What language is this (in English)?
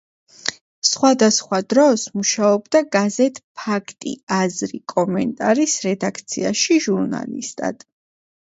Georgian